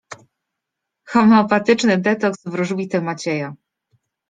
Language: Polish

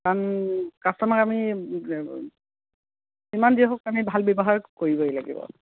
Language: Assamese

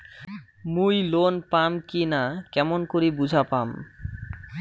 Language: Bangla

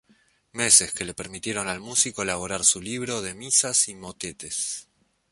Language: Spanish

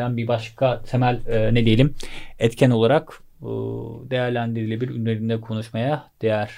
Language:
Turkish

